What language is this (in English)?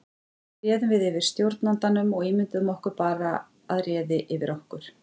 Icelandic